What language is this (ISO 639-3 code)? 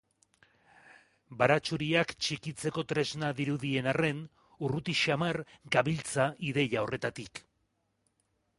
eus